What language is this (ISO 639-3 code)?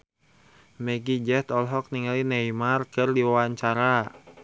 sun